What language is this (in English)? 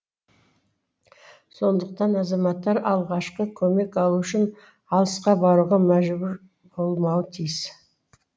Kazakh